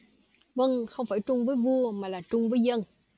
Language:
Vietnamese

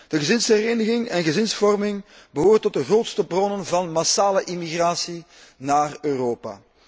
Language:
Dutch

